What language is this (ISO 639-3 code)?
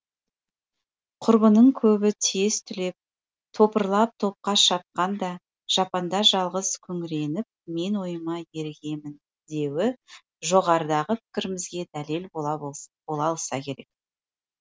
kaz